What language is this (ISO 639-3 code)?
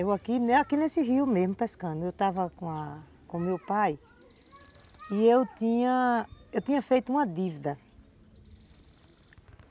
por